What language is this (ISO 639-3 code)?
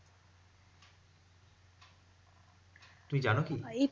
ben